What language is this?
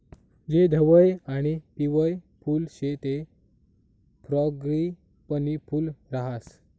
Marathi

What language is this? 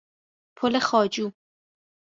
Persian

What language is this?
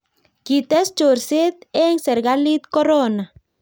Kalenjin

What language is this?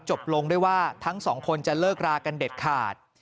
Thai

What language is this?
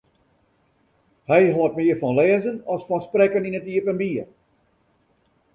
Western Frisian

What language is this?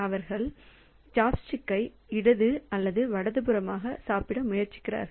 Tamil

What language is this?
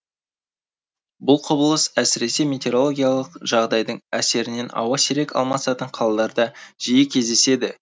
Kazakh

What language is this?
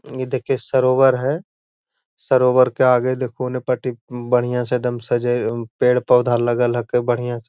Magahi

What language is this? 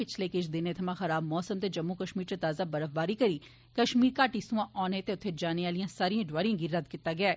Dogri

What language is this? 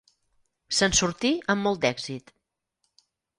Catalan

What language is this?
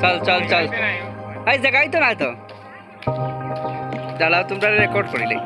Bangla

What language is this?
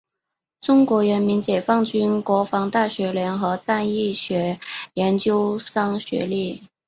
Chinese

